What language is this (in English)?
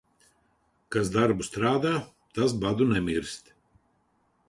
Latvian